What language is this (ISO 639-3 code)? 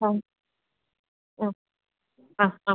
mal